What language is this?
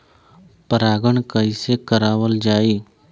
Bhojpuri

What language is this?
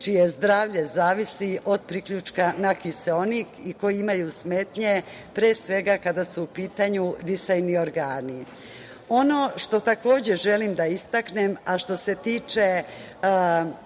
Serbian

